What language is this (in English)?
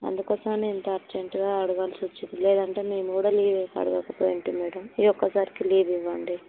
Telugu